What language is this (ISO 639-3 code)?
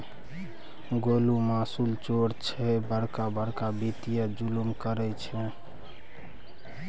mai